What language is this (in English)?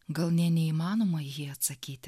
Lithuanian